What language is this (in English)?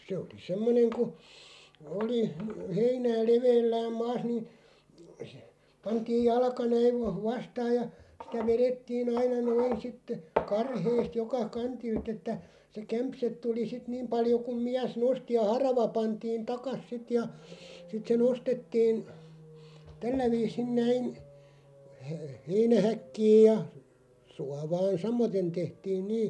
Finnish